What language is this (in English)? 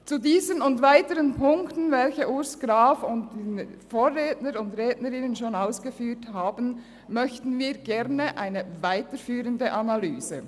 Swiss German